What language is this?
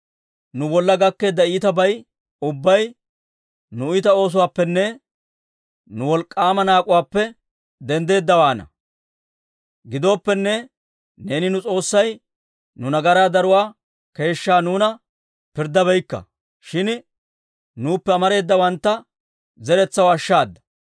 Dawro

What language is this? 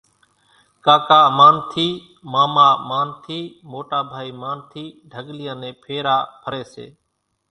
Kachi Koli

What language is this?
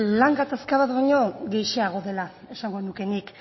Basque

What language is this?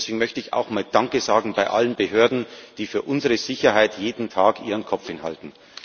German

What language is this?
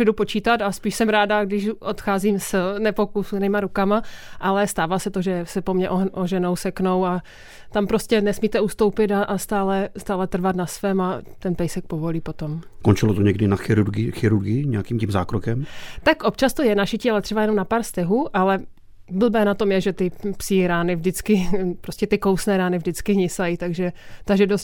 Czech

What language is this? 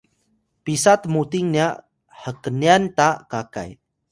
Atayal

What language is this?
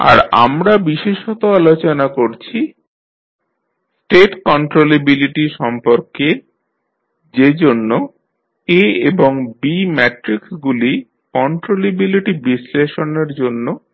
Bangla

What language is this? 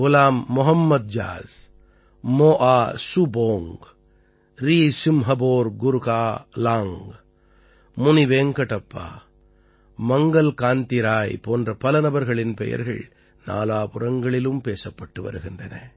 Tamil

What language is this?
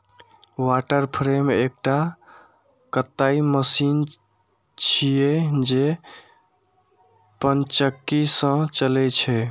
Maithili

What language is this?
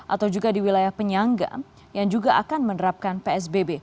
Indonesian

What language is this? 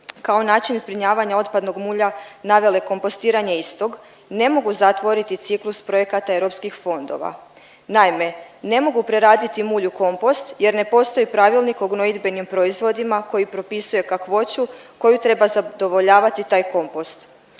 Croatian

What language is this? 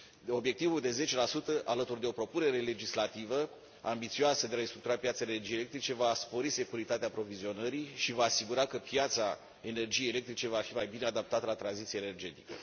Romanian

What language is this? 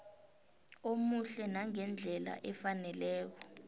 South Ndebele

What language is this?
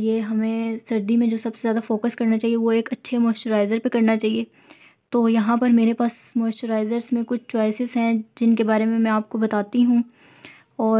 Hindi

